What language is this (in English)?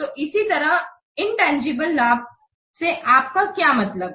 Hindi